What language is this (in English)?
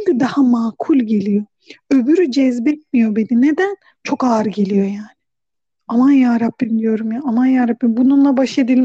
Turkish